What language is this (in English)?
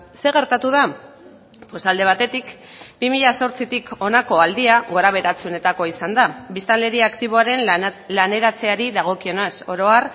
Basque